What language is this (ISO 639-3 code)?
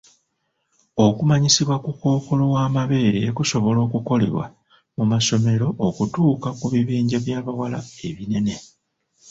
lug